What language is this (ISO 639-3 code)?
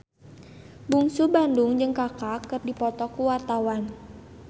sun